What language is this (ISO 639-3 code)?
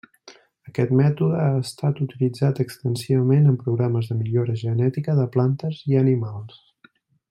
cat